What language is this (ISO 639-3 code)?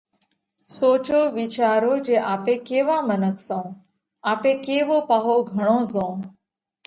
kvx